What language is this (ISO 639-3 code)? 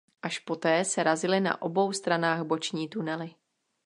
ces